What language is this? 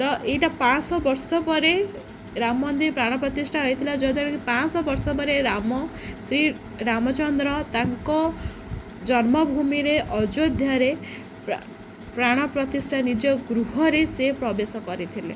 Odia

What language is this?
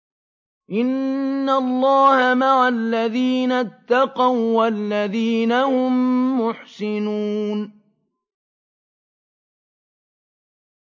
Arabic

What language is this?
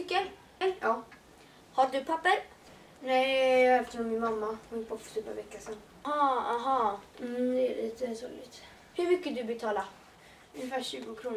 Swedish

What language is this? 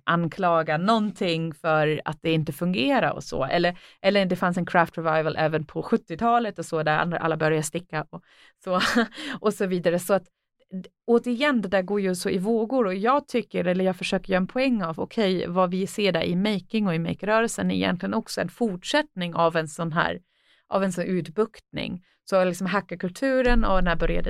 Swedish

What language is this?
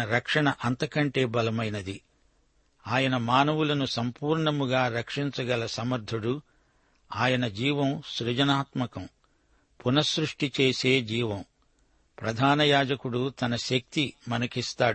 Telugu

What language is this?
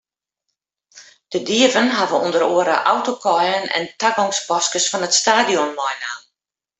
Western Frisian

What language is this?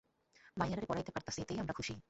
Bangla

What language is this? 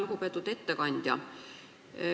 Estonian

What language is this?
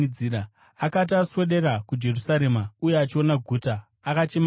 Shona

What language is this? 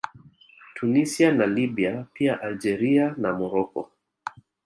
Swahili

